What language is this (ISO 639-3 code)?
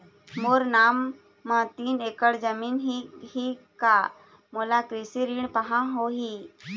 hne